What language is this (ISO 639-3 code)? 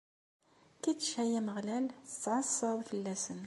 kab